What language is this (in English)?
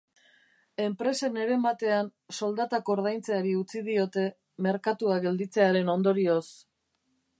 Basque